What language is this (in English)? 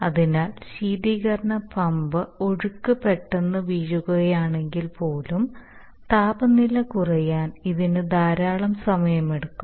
Malayalam